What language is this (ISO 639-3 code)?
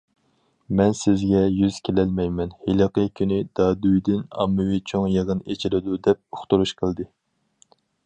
uig